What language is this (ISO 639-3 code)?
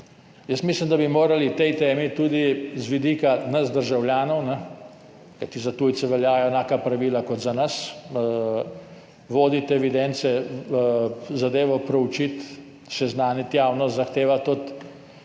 slv